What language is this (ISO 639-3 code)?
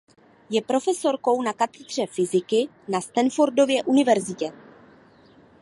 ces